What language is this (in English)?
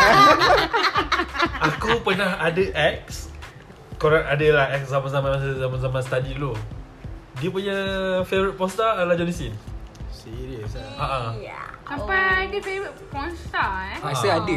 Malay